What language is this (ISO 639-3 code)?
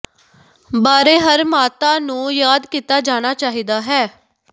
pan